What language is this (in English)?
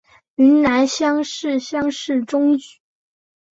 Chinese